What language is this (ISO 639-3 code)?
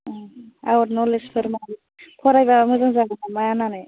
brx